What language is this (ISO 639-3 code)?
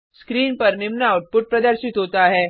hin